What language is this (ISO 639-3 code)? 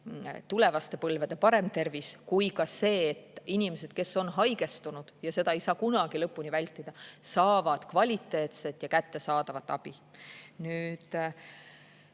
est